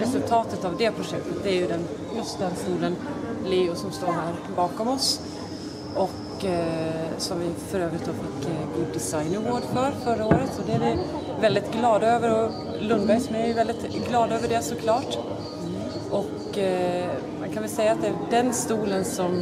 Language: Swedish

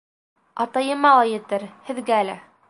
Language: Bashkir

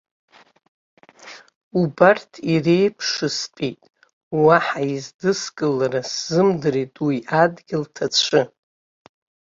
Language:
Abkhazian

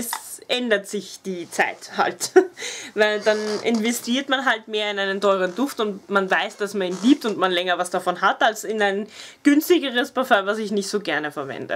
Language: German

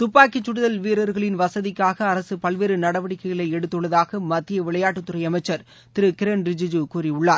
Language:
Tamil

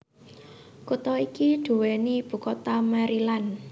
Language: Javanese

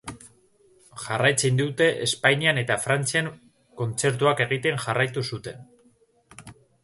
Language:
Basque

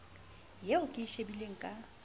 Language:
Southern Sotho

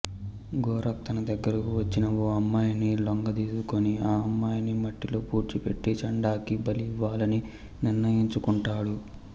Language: Telugu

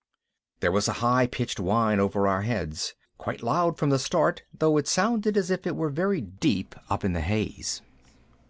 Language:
English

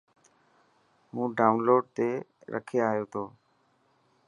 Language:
Dhatki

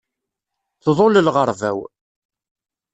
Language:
Kabyle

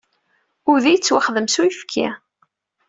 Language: Kabyle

